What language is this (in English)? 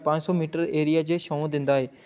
Dogri